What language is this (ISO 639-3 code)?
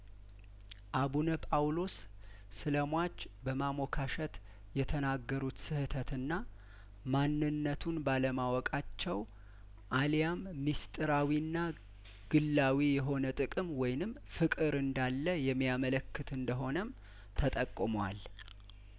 amh